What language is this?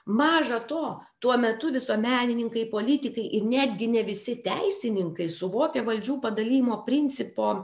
Lithuanian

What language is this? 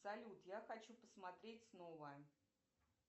Russian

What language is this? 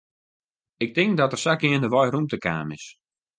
Western Frisian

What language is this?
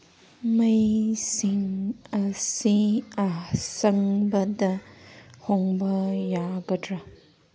Manipuri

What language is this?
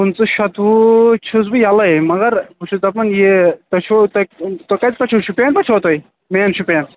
Kashmiri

